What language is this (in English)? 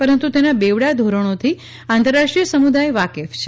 Gujarati